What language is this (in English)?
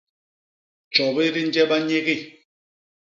Basaa